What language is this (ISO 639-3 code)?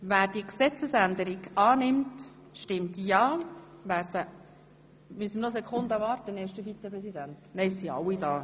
gsw